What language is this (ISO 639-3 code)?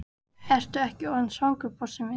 isl